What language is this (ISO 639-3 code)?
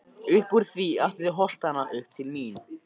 isl